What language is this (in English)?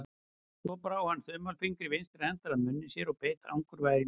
Icelandic